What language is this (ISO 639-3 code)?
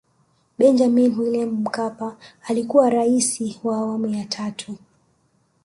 swa